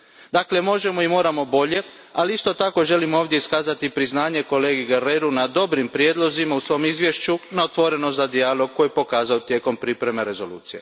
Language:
Croatian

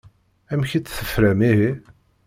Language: Kabyle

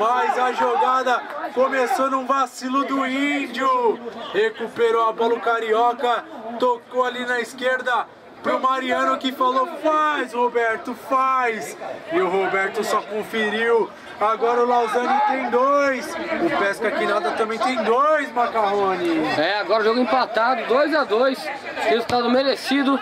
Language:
Portuguese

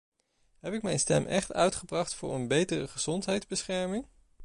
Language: Dutch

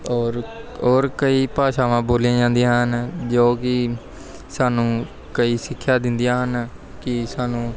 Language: Punjabi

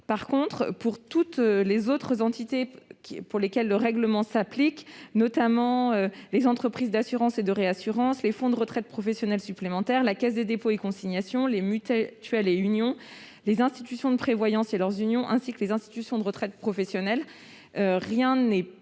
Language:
French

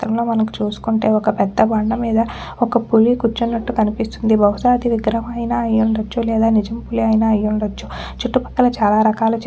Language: Telugu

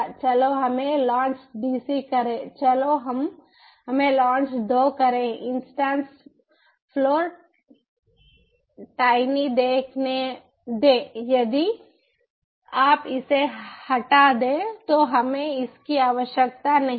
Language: Hindi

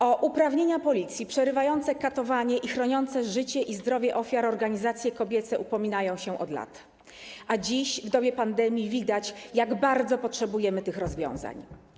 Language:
Polish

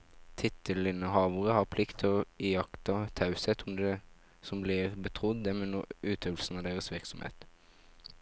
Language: Norwegian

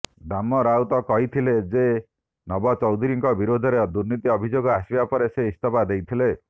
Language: Odia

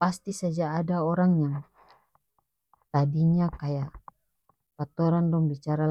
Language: North Moluccan Malay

